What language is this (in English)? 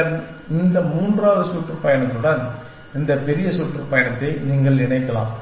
Tamil